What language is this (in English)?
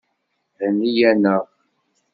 Kabyle